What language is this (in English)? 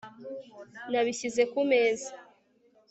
Kinyarwanda